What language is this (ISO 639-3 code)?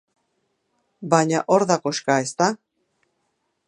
eus